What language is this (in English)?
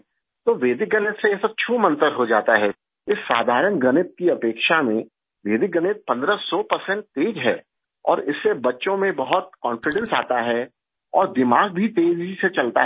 Urdu